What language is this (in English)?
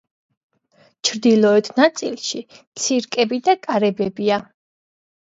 Georgian